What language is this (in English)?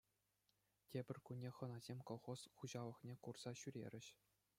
Chuvash